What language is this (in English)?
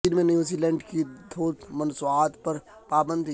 Urdu